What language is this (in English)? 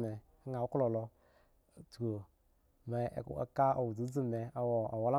Eggon